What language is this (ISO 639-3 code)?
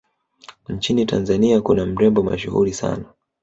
swa